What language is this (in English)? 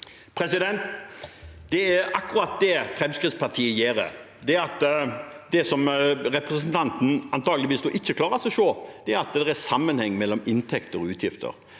Norwegian